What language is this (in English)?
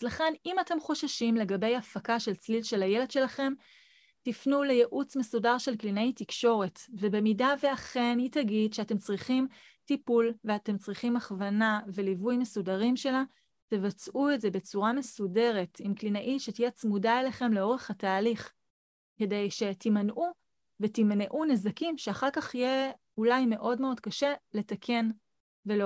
Hebrew